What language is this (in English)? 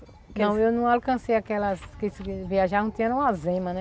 Portuguese